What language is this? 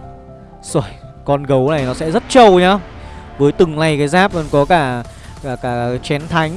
Vietnamese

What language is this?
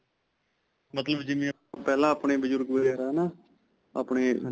Punjabi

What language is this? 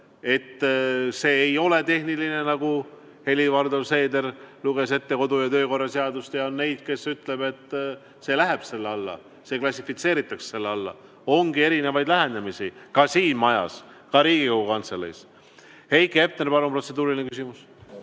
Estonian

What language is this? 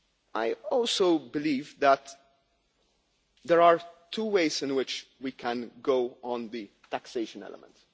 English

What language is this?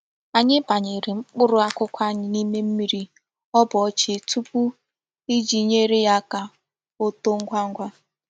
Igbo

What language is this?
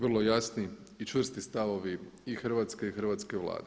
Croatian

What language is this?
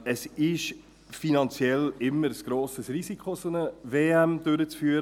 Swiss German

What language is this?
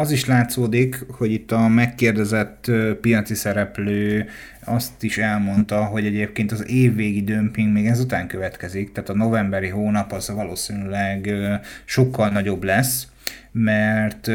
Hungarian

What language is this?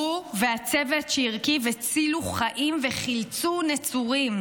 Hebrew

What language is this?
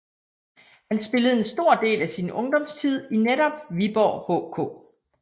Danish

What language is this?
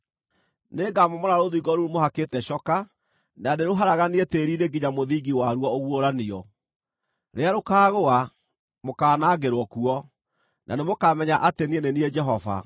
Kikuyu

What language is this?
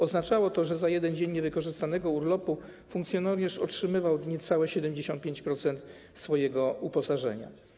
Polish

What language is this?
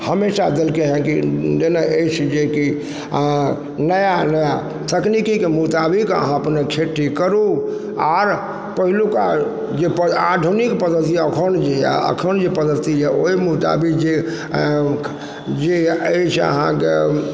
Maithili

